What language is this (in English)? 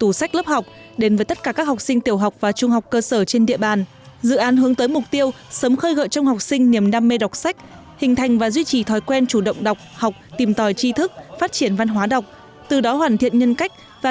Vietnamese